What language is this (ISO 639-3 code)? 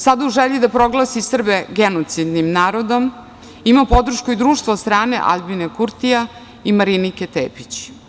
srp